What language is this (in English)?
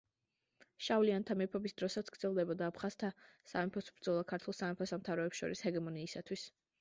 Georgian